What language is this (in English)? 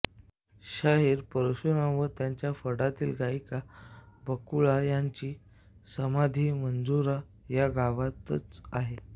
Marathi